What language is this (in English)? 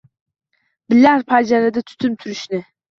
Uzbek